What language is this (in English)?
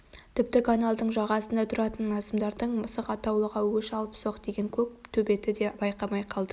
Kazakh